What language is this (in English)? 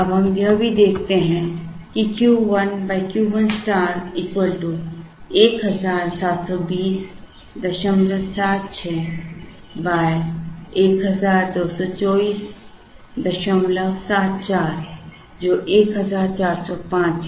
Hindi